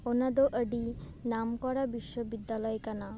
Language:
Santali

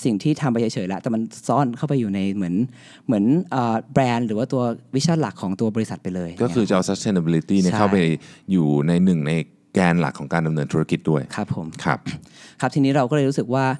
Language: Thai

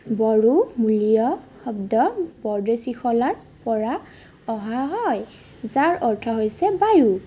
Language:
Assamese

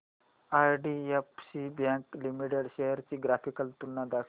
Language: Marathi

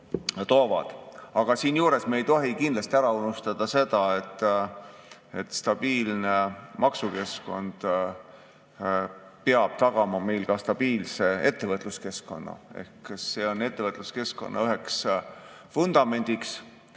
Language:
Estonian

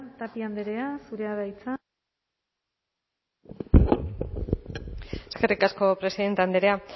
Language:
Basque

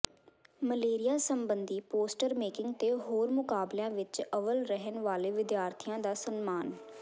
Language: Punjabi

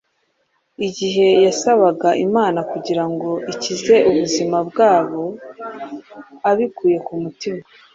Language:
Kinyarwanda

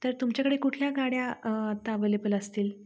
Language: Marathi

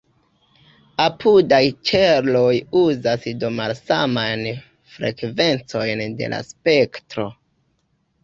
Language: Esperanto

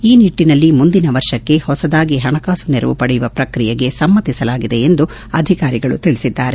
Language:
Kannada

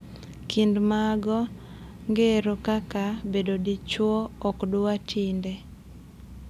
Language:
Luo (Kenya and Tanzania)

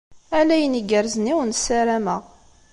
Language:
Kabyle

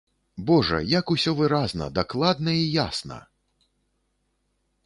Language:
Belarusian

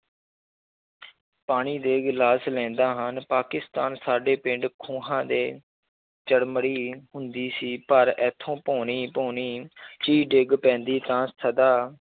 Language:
Punjabi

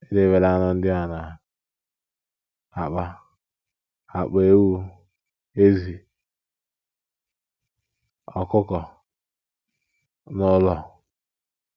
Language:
Igbo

